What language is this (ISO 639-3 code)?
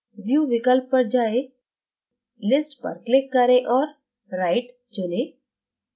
hin